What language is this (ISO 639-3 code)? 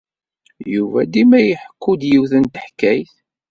kab